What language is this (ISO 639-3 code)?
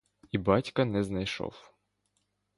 ukr